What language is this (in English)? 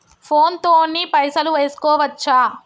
Telugu